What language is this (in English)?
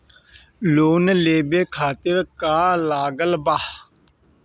Bhojpuri